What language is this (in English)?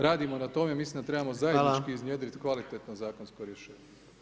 Croatian